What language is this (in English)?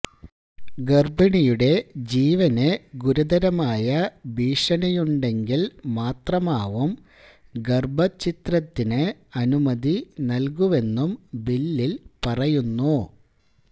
Malayalam